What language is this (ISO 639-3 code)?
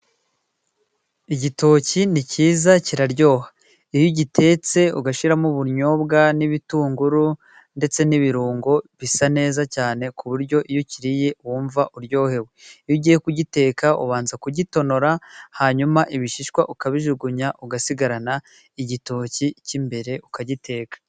kin